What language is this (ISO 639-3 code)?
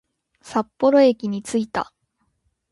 jpn